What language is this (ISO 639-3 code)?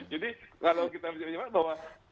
ind